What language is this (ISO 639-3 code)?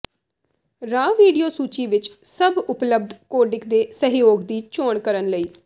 pan